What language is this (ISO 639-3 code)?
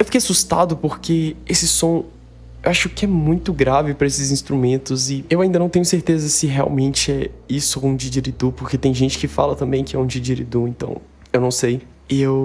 por